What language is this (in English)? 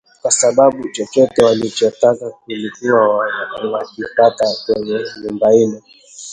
Swahili